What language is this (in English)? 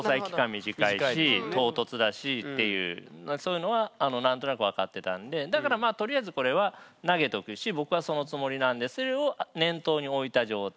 Japanese